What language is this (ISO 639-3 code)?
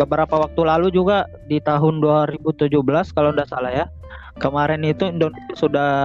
ind